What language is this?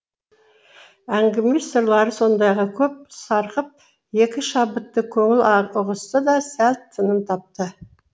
Kazakh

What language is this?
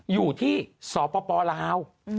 Thai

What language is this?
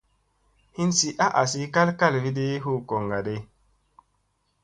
Musey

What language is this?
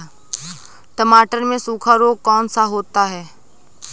Hindi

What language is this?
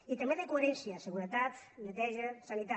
Catalan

